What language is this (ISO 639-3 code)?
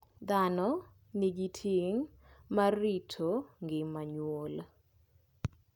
luo